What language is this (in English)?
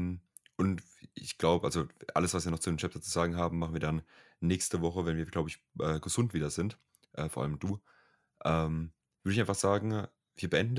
German